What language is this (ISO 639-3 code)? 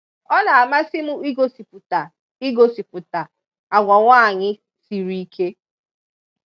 ibo